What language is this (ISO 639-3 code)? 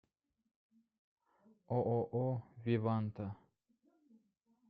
rus